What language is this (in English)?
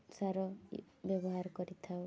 Odia